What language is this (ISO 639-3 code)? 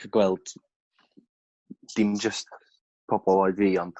cym